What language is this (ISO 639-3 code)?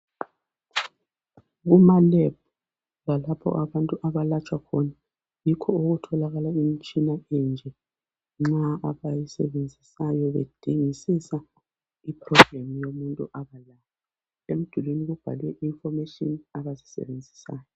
nde